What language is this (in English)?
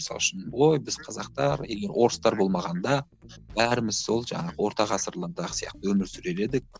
Kazakh